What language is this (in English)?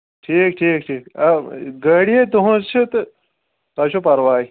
Kashmiri